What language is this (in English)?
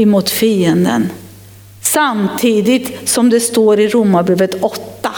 Swedish